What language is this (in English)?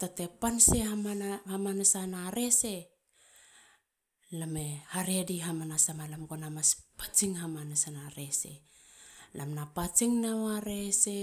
Halia